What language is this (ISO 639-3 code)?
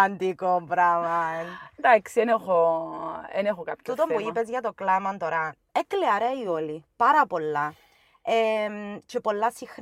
ell